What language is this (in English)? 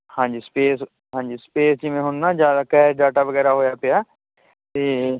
Punjabi